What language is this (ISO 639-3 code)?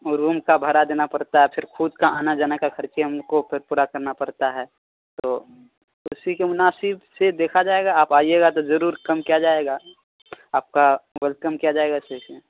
urd